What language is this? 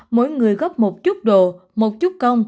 Vietnamese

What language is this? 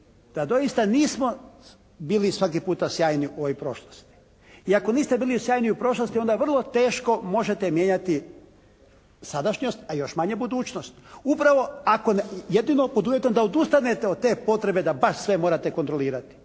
Croatian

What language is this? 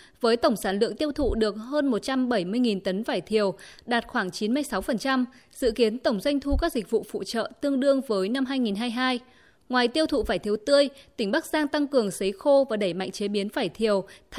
Vietnamese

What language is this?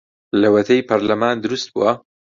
Central Kurdish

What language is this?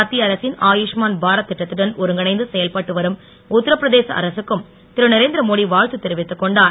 Tamil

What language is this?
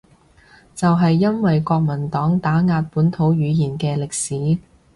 Cantonese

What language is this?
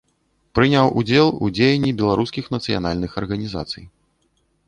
Belarusian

